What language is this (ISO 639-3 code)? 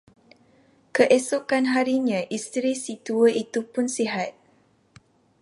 msa